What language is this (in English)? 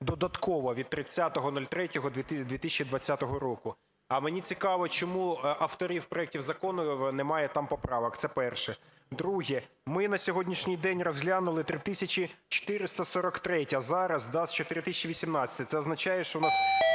Ukrainian